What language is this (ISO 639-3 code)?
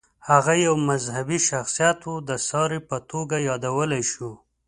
pus